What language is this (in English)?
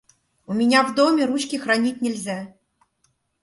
Russian